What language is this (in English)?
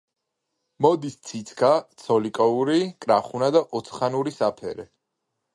Georgian